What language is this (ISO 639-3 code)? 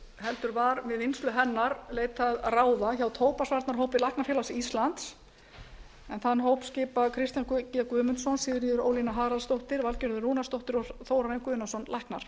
isl